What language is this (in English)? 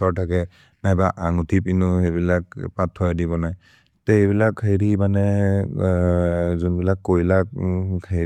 Maria (India)